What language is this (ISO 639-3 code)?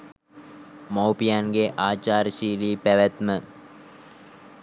sin